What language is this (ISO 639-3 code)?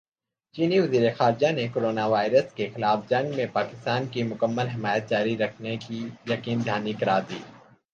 urd